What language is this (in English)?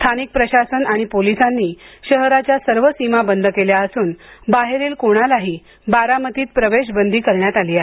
Marathi